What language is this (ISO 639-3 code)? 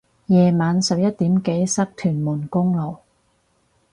yue